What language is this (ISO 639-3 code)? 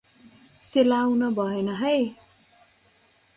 nep